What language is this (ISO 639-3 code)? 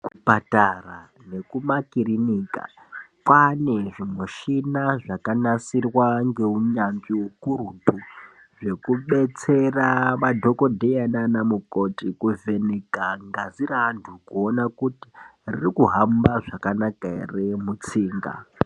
ndc